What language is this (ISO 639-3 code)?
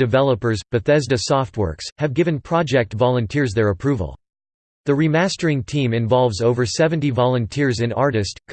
eng